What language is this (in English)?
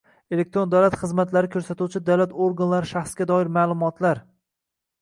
Uzbek